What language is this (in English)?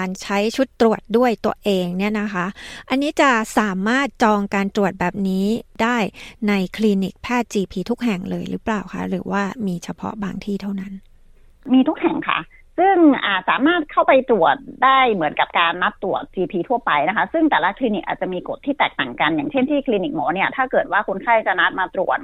Thai